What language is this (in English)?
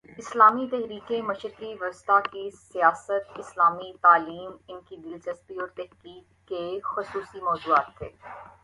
Urdu